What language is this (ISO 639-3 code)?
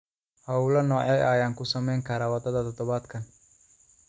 som